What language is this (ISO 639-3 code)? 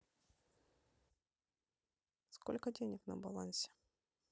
rus